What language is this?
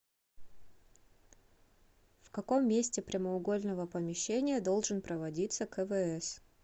Russian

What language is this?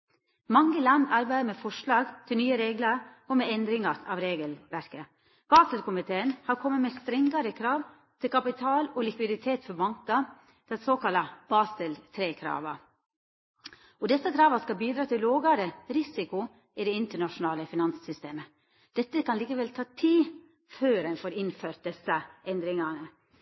Norwegian Nynorsk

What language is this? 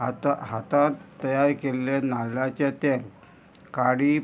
Konkani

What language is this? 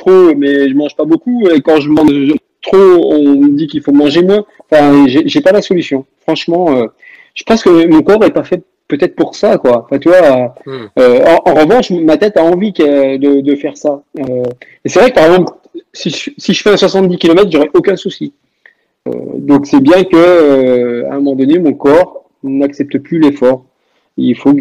French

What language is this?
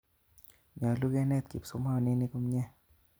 Kalenjin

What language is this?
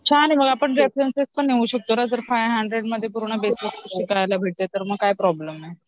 Marathi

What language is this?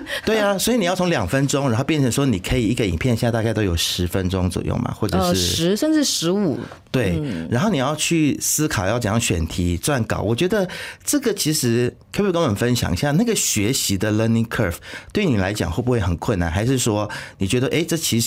Chinese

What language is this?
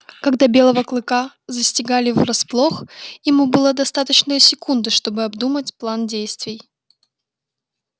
Russian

